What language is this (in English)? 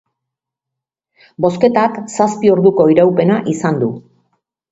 Basque